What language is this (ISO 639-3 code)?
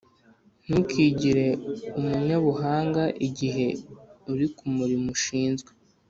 kin